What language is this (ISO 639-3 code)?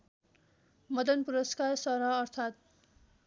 nep